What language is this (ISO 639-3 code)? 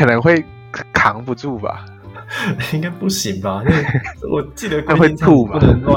zho